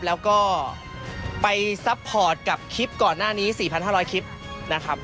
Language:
Thai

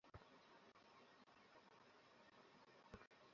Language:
Bangla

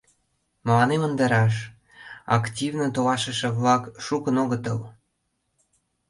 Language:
Mari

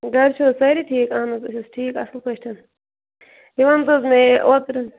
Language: Kashmiri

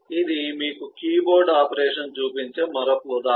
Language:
Telugu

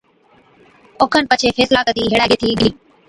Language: Od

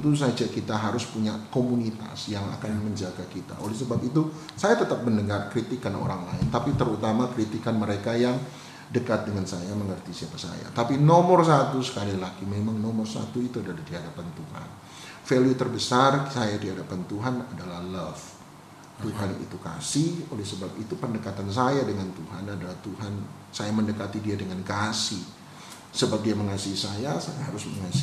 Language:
Indonesian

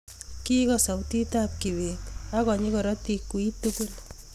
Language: Kalenjin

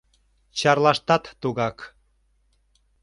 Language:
Mari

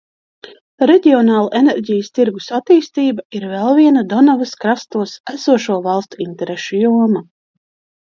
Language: Latvian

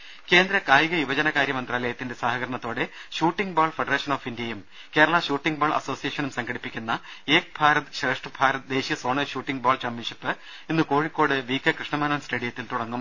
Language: Malayalam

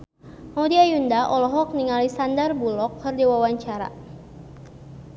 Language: Sundanese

